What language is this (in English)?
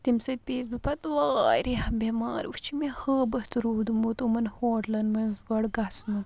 Kashmiri